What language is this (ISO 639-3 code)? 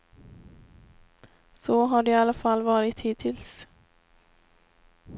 swe